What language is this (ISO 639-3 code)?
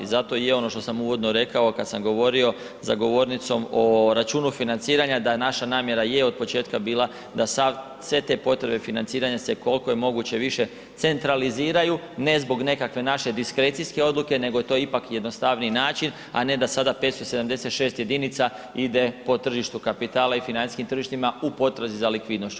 hrv